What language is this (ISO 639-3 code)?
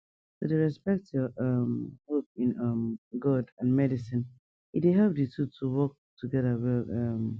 pcm